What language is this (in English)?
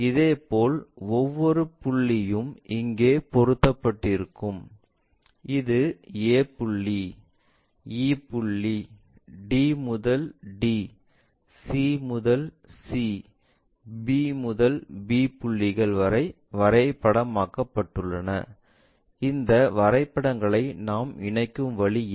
Tamil